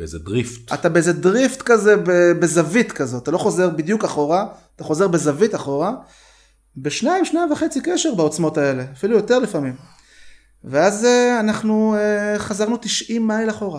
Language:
Hebrew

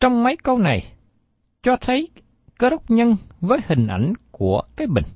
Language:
Vietnamese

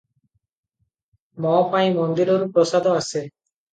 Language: Odia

